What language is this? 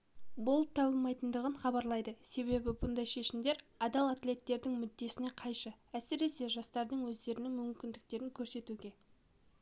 Kazakh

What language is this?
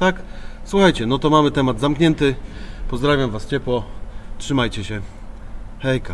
Polish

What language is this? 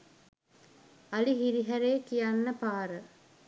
Sinhala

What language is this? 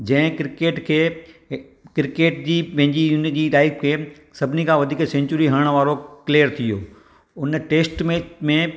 Sindhi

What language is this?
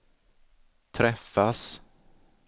Swedish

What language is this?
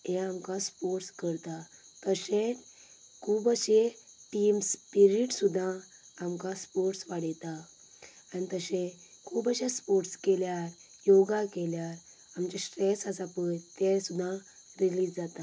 Konkani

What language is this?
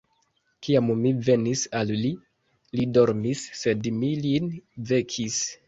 Esperanto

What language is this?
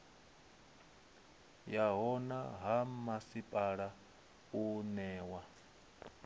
Venda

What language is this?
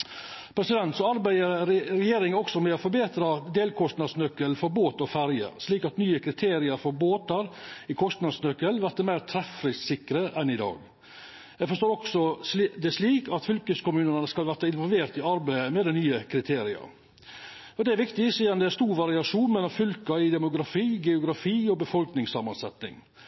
Norwegian Nynorsk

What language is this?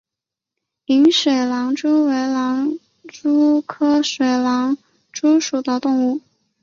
Chinese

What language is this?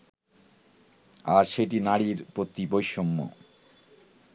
Bangla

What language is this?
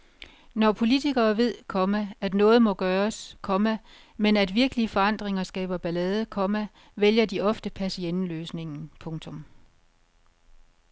Danish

